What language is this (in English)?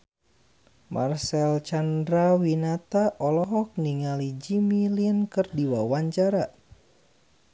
Sundanese